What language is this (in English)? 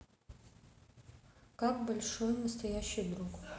Russian